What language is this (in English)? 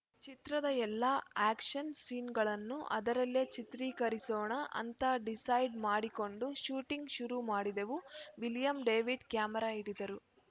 Kannada